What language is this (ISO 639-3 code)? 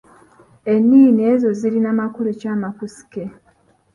lug